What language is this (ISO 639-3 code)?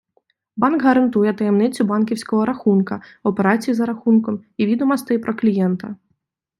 ukr